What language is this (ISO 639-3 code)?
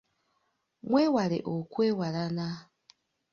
lug